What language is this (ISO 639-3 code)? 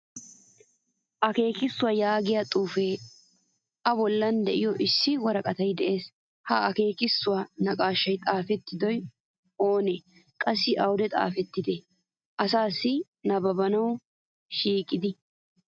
wal